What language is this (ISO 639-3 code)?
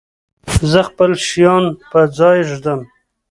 pus